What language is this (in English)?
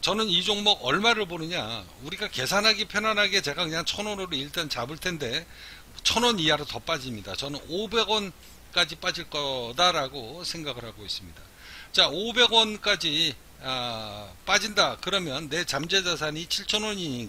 Korean